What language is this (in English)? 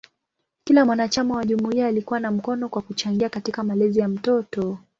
Swahili